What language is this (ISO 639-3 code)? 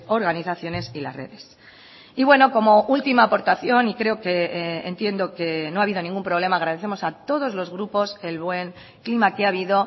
spa